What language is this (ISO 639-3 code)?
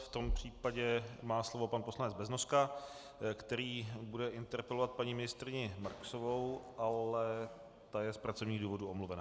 ces